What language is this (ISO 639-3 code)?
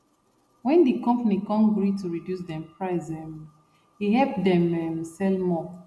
pcm